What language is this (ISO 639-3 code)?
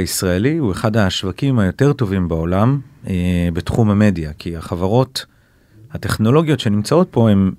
heb